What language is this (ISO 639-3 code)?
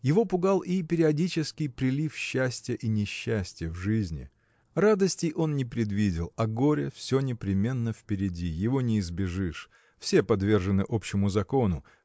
rus